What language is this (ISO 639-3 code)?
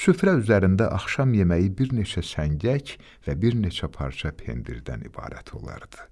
tur